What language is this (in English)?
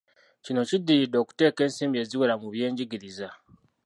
Ganda